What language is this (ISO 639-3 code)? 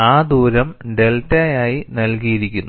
mal